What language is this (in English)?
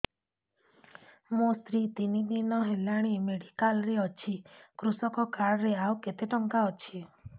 Odia